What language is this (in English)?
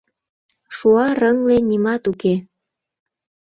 Mari